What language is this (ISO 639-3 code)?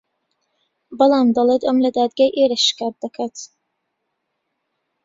ckb